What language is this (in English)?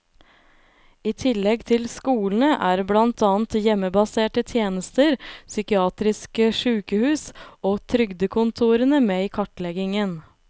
Norwegian